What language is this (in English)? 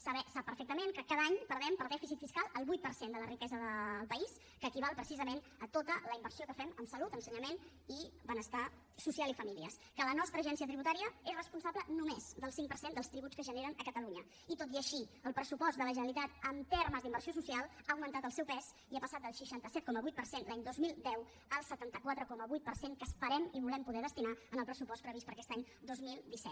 Catalan